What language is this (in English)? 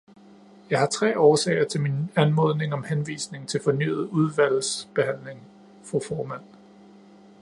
Danish